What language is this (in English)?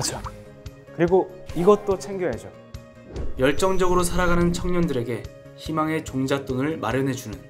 Korean